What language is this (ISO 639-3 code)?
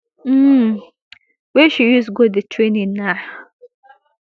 pcm